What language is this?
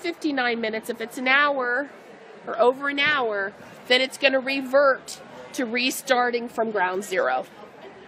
English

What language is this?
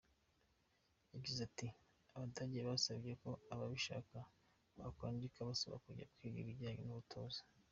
Kinyarwanda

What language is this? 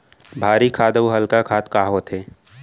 Chhattisgarhi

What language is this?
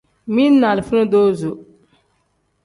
Tem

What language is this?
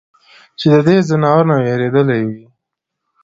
Pashto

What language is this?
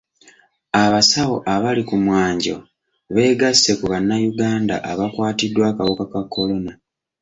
Ganda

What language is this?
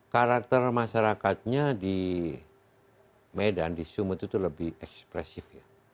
Indonesian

